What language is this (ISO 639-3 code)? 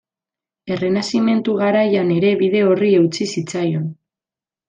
eus